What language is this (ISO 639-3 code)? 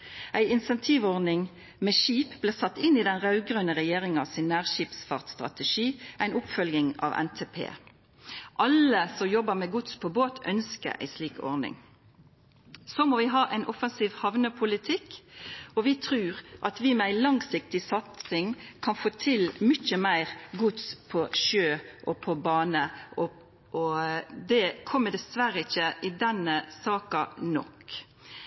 nno